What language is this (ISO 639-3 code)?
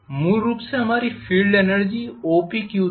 hin